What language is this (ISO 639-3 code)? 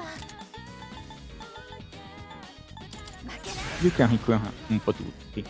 ita